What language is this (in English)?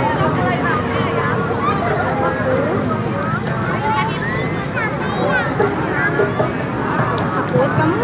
Indonesian